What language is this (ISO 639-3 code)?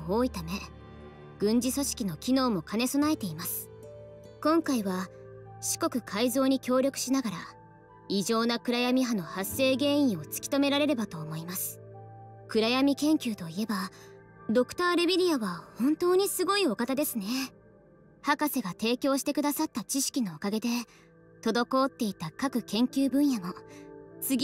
jpn